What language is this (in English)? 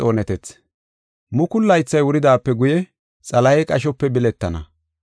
Gofa